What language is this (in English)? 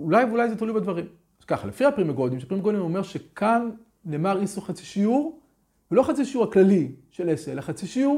Hebrew